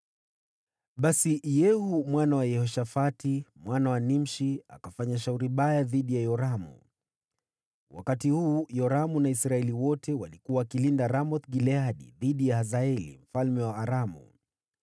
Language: Swahili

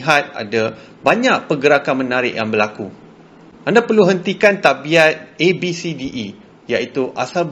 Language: Malay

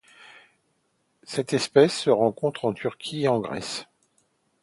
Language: French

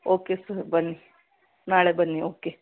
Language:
Kannada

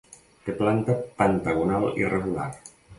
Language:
Catalan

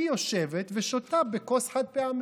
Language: Hebrew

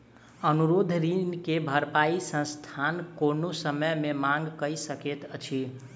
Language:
Maithili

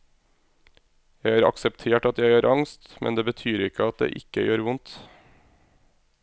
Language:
Norwegian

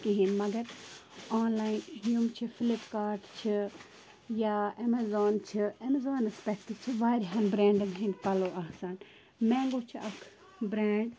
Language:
Kashmiri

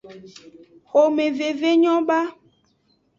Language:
Aja (Benin)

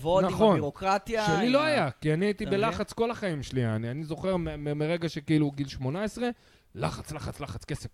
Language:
Hebrew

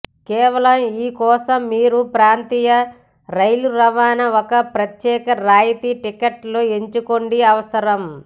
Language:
Telugu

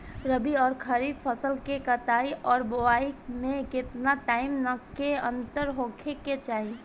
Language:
Bhojpuri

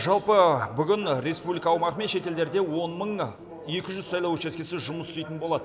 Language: Kazakh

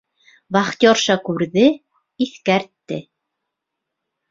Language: Bashkir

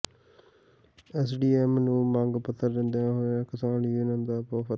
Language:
Punjabi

